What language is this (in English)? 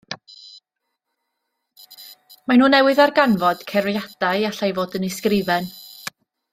Welsh